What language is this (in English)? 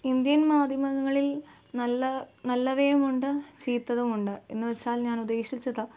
Malayalam